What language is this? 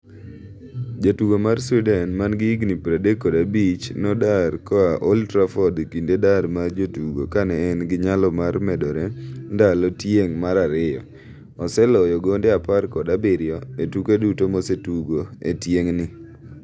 Luo (Kenya and Tanzania)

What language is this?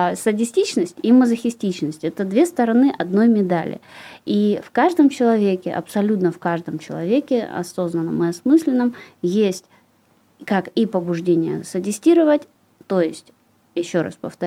Russian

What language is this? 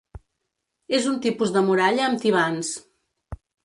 Catalan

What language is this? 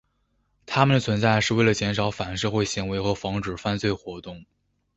Chinese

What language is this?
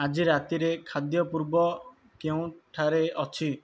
Odia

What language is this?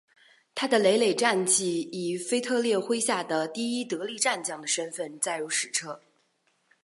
Chinese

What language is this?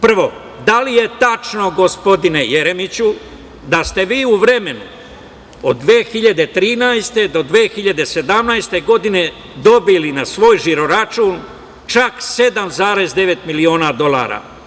Serbian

